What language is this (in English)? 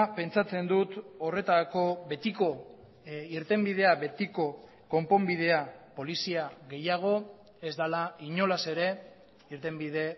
Basque